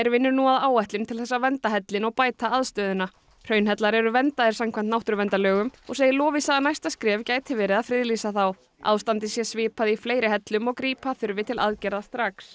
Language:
Icelandic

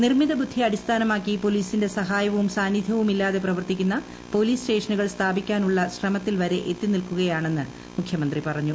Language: Malayalam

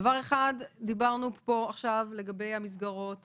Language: Hebrew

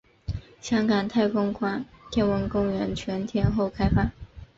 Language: Chinese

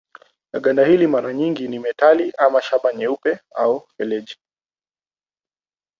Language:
Swahili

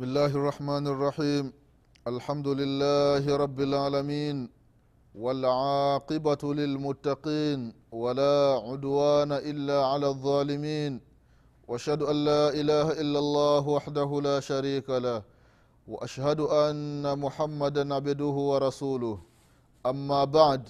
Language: Swahili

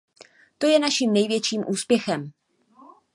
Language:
Czech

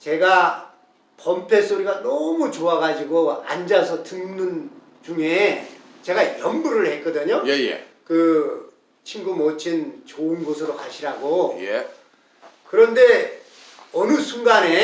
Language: Korean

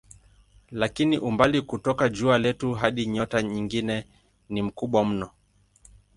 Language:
Swahili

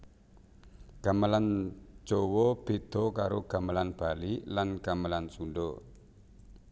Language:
Javanese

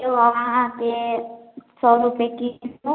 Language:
Maithili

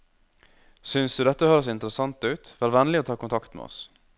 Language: Norwegian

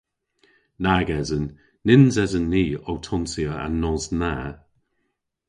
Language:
Cornish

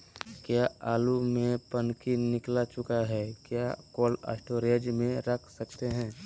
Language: Magahi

